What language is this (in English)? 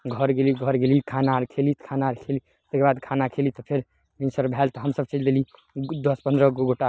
Maithili